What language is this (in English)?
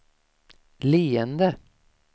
Swedish